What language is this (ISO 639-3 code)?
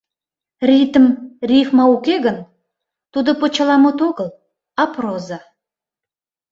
chm